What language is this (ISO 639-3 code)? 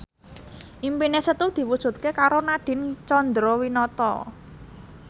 jav